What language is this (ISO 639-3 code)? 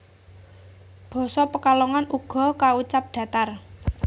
jav